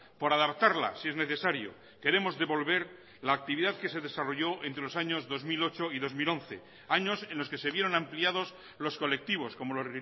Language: Spanish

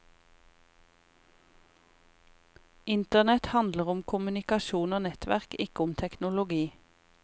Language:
Norwegian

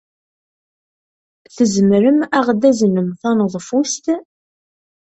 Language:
Kabyle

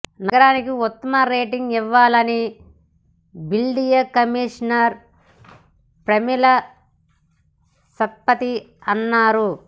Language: Telugu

